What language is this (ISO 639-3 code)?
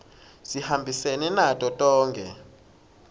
ssw